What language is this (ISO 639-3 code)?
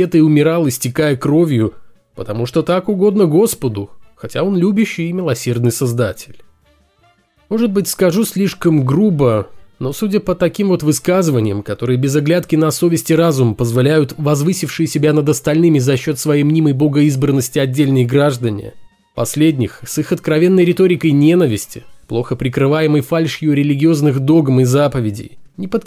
rus